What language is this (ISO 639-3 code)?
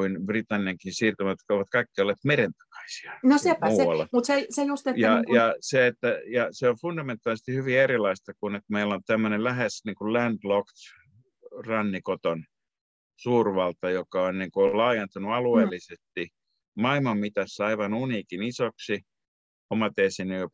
fin